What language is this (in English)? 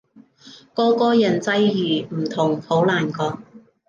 Cantonese